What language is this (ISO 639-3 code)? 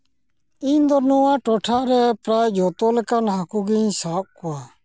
sat